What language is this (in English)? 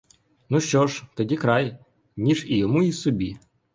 Ukrainian